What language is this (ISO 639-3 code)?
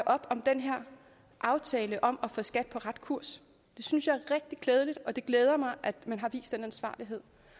dan